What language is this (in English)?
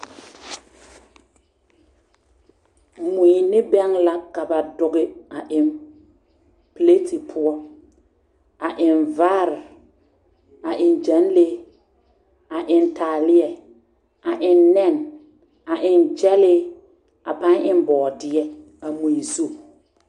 Southern Dagaare